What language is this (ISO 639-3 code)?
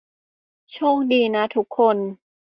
tha